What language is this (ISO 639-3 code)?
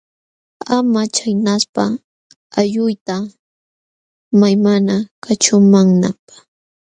qxw